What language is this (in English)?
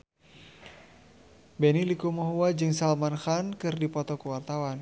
Sundanese